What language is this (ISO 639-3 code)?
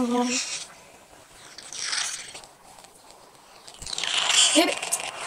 tur